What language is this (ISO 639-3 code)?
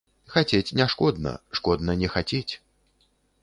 bel